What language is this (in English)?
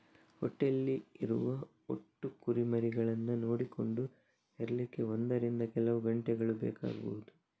Kannada